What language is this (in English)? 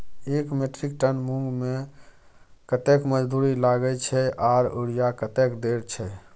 Maithili